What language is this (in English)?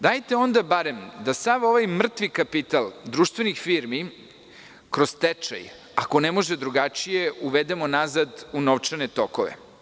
Serbian